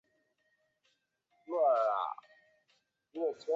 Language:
Chinese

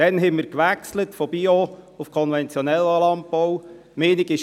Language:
Swiss German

